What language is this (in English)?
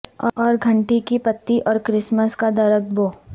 Urdu